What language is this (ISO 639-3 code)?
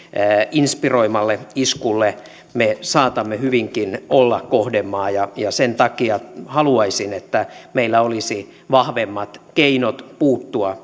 fin